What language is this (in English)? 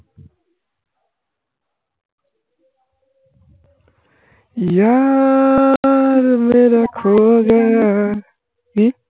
Bangla